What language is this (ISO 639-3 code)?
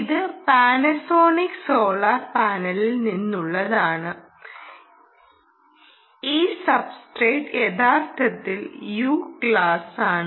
mal